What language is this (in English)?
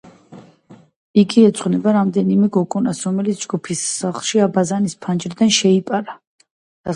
Georgian